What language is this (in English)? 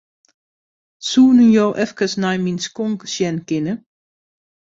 Western Frisian